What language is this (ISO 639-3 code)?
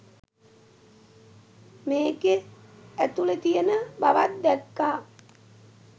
sin